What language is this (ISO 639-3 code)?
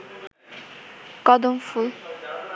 ben